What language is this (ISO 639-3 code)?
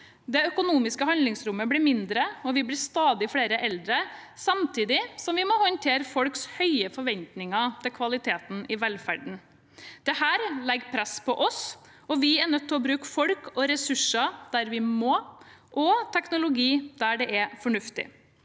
nor